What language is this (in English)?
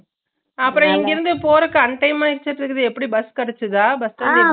Tamil